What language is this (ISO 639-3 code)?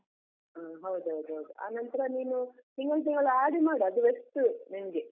kan